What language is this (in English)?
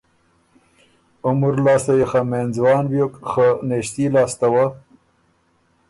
Ormuri